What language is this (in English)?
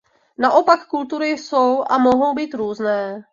Czech